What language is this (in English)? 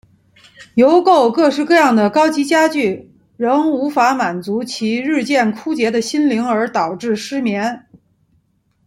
Chinese